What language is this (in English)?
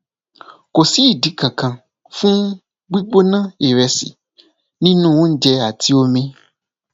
Yoruba